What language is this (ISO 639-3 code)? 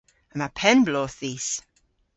cor